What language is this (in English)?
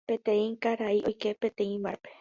Guarani